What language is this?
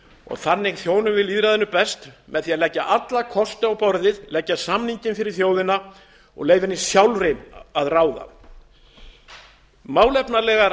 Icelandic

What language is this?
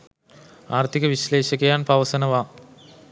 Sinhala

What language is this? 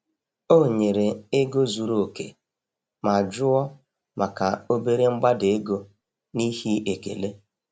Igbo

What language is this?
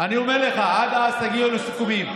Hebrew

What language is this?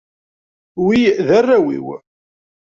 Kabyle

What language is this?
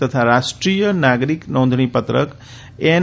Gujarati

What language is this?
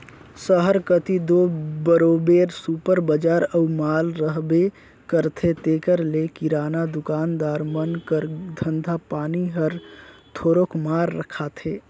Chhattisgarhi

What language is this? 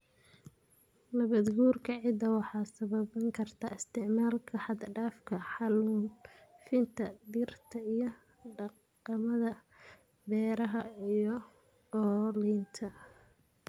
Somali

